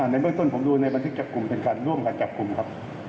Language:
Thai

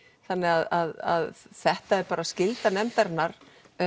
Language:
Icelandic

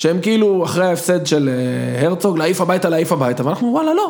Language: Hebrew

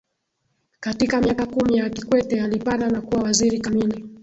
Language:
Swahili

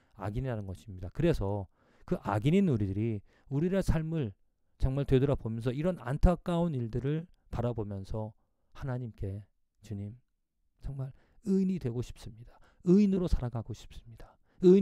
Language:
Korean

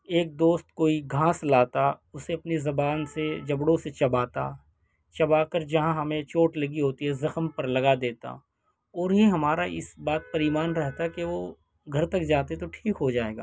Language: Urdu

